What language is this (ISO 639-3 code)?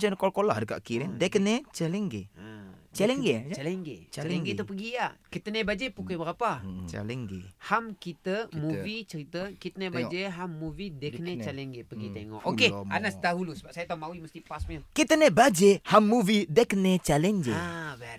msa